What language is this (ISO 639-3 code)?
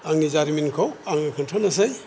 brx